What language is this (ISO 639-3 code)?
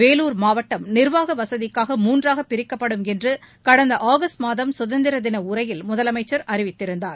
tam